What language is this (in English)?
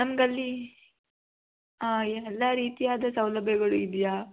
Kannada